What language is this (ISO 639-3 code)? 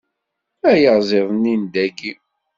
kab